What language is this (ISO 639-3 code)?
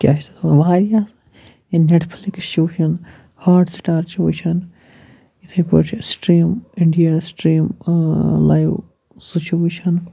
kas